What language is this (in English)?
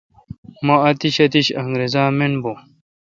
Kalkoti